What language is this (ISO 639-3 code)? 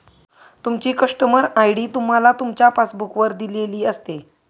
mar